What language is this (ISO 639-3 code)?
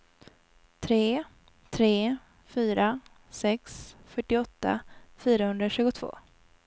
swe